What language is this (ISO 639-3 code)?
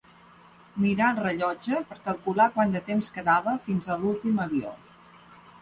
cat